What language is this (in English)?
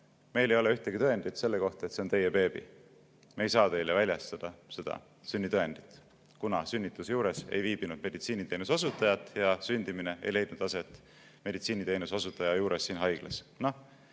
Estonian